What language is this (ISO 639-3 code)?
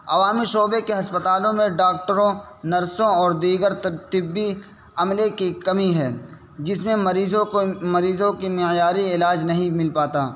urd